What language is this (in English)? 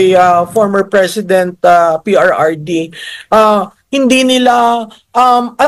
Filipino